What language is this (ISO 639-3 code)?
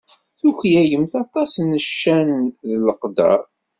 kab